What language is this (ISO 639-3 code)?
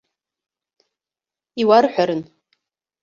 abk